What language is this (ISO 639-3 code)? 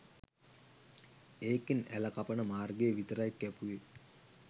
sin